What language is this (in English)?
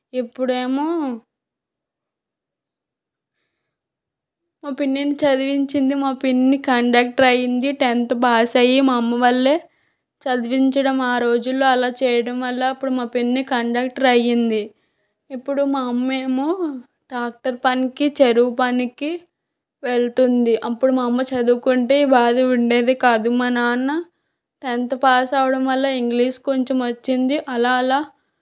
Telugu